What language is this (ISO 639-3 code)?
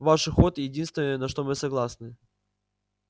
rus